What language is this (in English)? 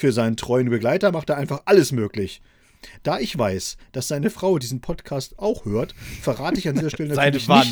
German